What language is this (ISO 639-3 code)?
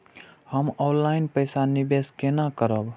mai